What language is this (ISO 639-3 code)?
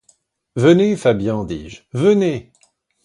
fra